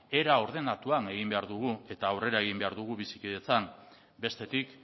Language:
Basque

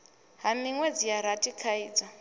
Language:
Venda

